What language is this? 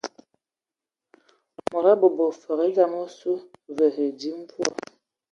Ewondo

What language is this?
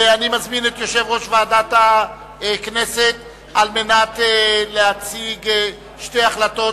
Hebrew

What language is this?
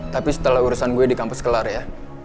Indonesian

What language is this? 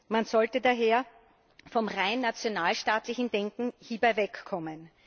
German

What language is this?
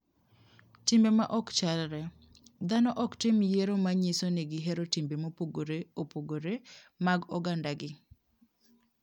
Luo (Kenya and Tanzania)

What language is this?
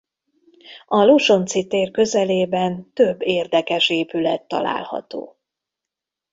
Hungarian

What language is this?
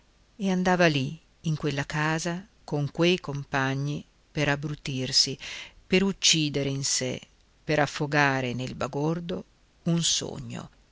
Italian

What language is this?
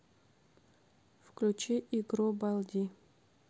Russian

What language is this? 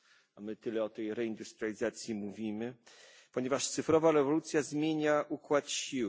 Polish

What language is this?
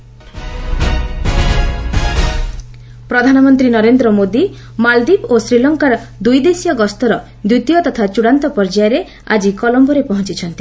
Odia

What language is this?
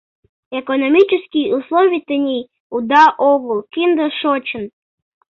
Mari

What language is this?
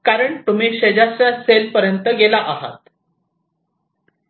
Marathi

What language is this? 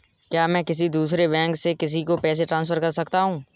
Hindi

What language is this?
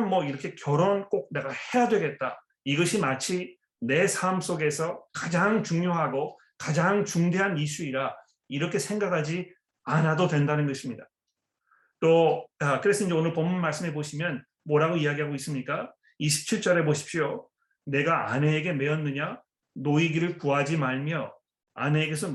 Korean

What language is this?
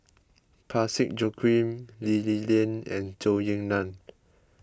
English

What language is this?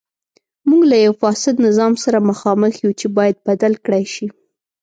Pashto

